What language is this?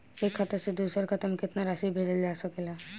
Bhojpuri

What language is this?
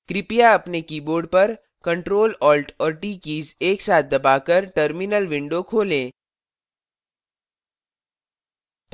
Hindi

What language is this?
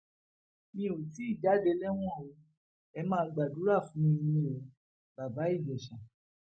Yoruba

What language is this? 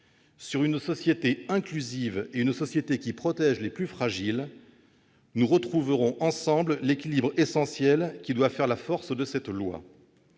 French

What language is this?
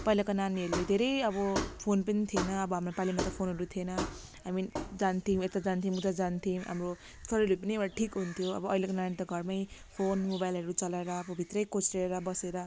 Nepali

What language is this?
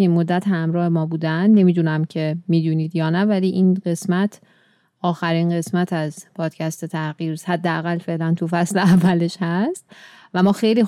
Persian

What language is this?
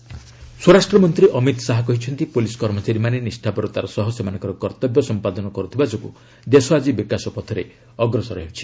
Odia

